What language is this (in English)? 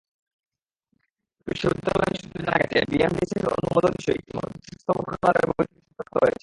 Bangla